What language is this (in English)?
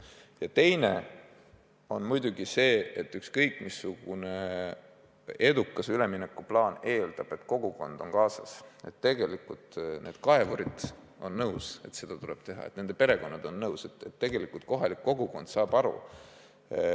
Estonian